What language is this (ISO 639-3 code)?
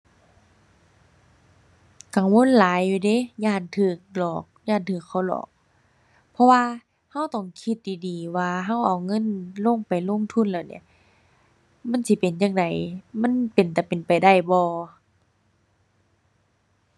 tha